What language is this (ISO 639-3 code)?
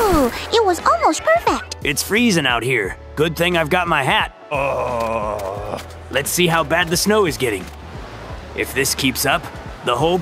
eng